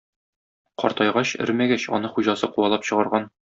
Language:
Tatar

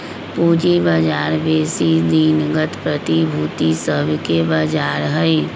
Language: Magahi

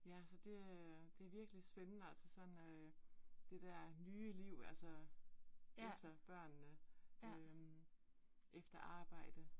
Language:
Danish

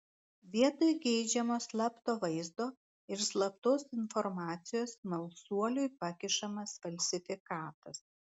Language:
Lithuanian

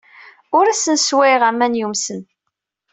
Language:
Kabyle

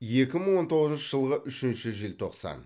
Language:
Kazakh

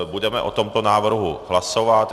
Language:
Czech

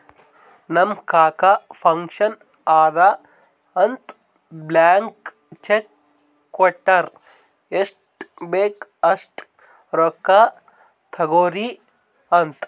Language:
Kannada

